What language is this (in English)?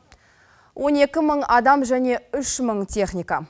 Kazakh